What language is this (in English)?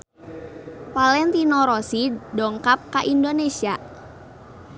Sundanese